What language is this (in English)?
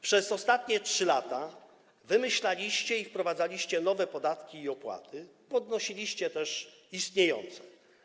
Polish